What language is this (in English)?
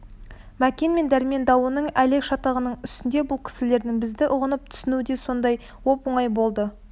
Kazakh